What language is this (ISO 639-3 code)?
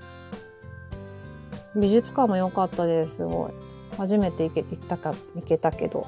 jpn